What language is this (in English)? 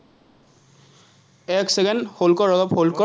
Assamese